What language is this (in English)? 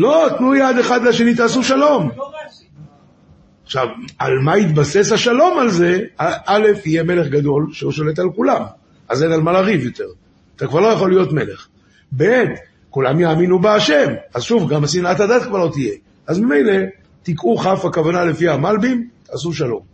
Hebrew